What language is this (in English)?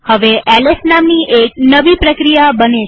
Gujarati